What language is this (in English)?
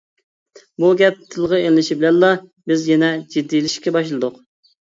Uyghur